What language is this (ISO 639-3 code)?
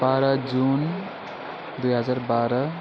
nep